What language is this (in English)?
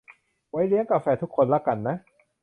Thai